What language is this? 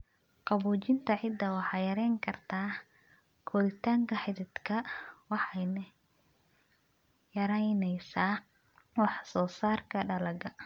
Somali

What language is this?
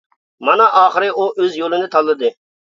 Uyghur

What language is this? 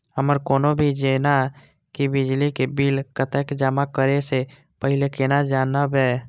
Maithili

